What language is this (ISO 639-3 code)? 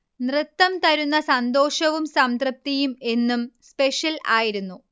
mal